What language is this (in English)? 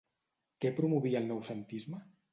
Catalan